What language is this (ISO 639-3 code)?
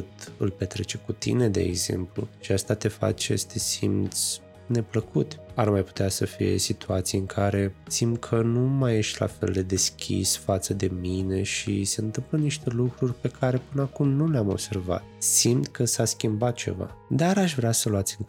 ron